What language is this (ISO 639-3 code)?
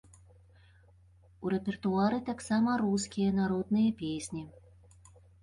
bel